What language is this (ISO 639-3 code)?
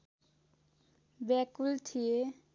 nep